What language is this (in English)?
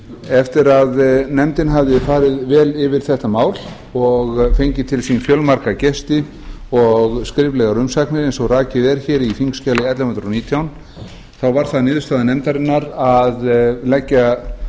Icelandic